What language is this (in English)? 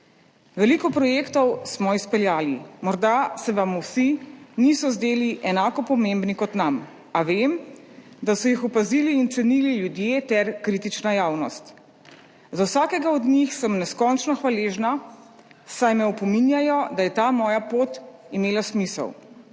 Slovenian